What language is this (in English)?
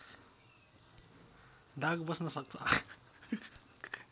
Nepali